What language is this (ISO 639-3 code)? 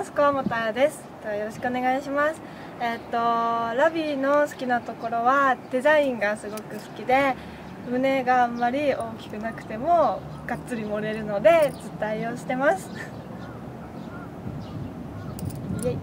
jpn